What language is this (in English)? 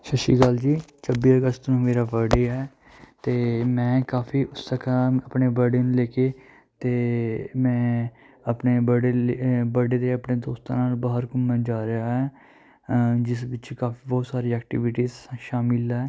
Punjabi